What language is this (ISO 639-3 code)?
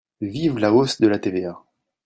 fra